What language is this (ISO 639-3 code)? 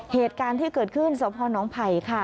tha